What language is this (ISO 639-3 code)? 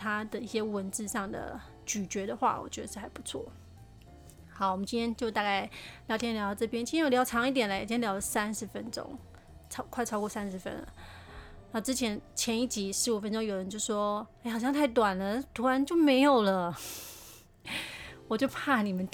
zho